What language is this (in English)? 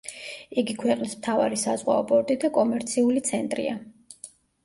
Georgian